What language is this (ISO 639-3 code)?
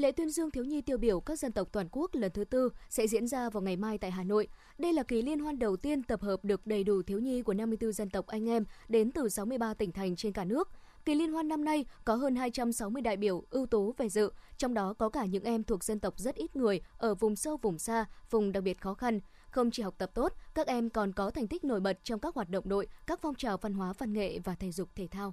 vie